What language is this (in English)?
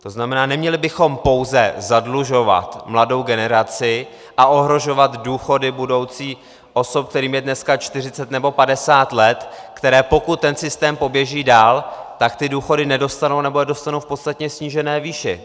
Czech